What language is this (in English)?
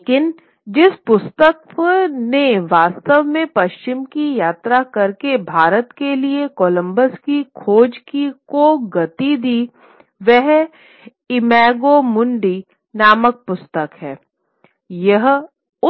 Hindi